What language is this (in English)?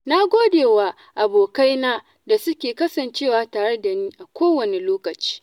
Hausa